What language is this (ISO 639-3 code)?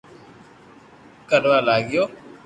lrk